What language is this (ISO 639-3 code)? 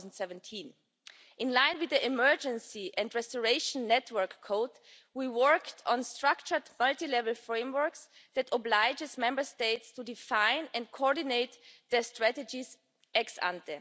eng